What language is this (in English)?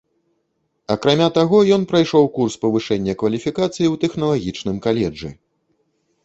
Belarusian